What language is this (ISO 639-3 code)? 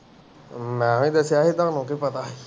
pan